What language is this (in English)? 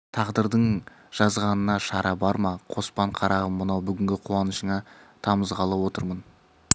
Kazakh